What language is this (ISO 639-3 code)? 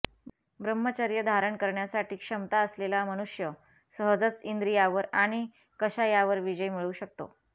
mar